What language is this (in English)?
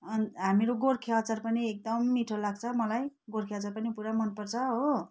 Nepali